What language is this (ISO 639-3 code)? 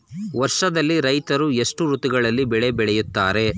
kan